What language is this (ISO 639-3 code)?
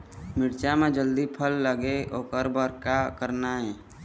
hne